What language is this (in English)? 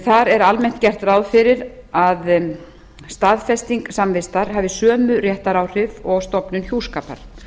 Icelandic